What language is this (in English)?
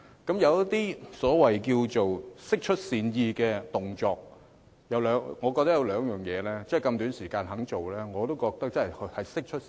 Cantonese